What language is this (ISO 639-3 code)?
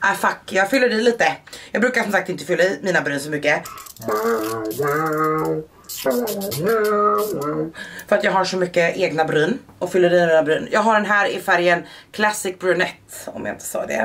swe